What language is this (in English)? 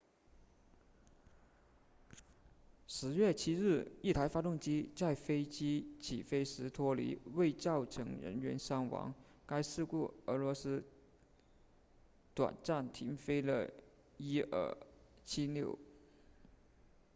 Chinese